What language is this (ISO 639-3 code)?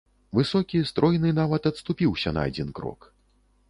bel